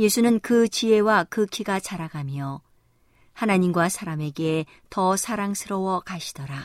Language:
Korean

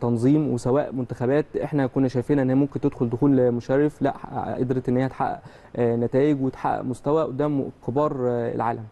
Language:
Arabic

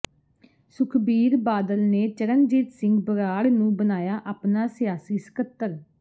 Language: Punjabi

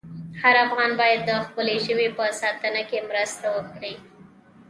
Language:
Pashto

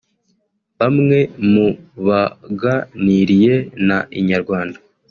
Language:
Kinyarwanda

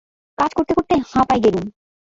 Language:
Bangla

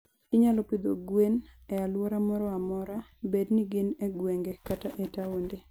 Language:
Luo (Kenya and Tanzania)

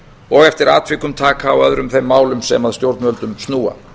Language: Icelandic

